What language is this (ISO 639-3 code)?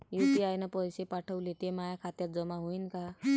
mar